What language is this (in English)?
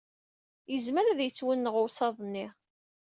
Kabyle